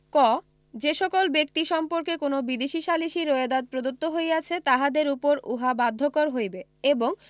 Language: Bangla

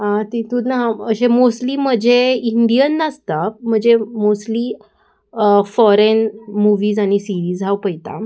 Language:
Konkani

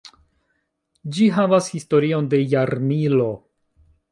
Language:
Esperanto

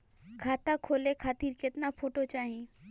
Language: Bhojpuri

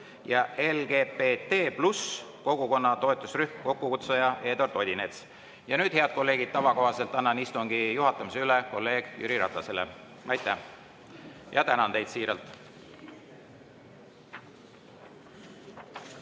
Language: Estonian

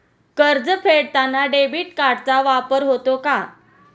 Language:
Marathi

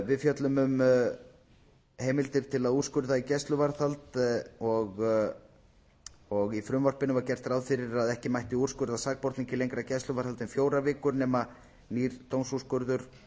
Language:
Icelandic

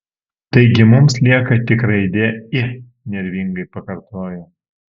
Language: Lithuanian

